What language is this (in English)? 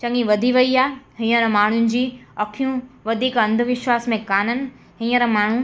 Sindhi